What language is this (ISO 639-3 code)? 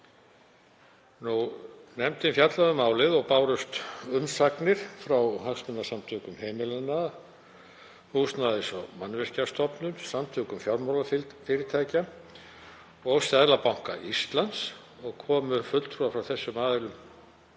isl